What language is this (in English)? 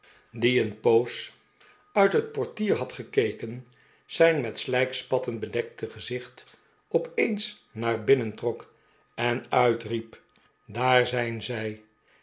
Dutch